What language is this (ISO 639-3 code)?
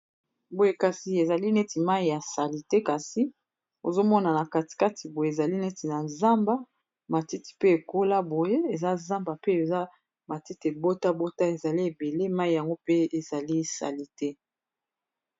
lin